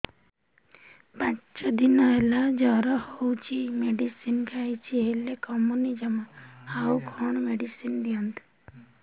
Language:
Odia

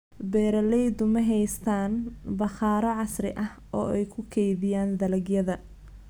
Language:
Somali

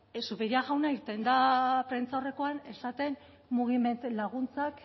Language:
Basque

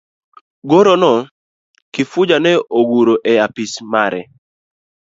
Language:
Luo (Kenya and Tanzania)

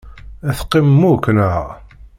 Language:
Kabyle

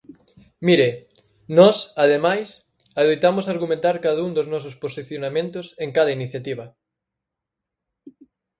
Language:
Galician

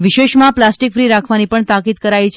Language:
Gujarati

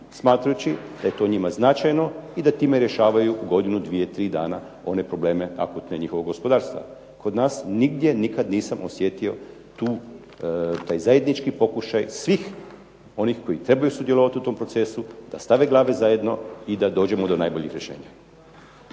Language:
Croatian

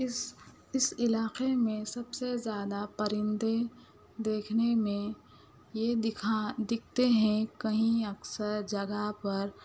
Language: Urdu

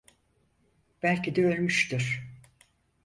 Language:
Turkish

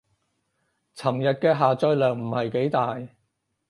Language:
Cantonese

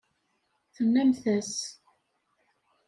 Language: Kabyle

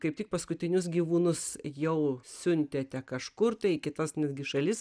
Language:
Lithuanian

